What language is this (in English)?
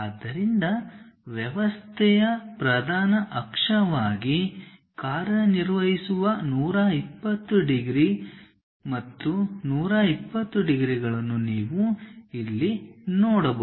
Kannada